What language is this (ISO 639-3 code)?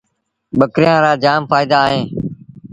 sbn